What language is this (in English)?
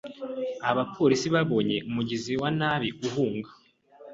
Kinyarwanda